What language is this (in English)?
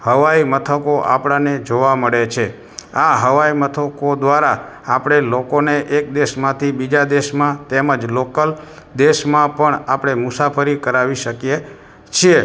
Gujarati